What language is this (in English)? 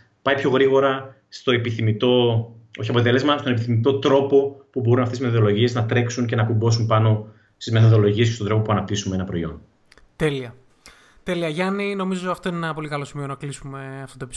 Greek